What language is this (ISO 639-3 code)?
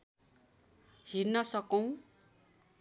nep